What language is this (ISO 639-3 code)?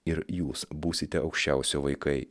lit